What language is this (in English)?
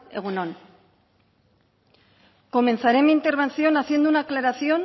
Spanish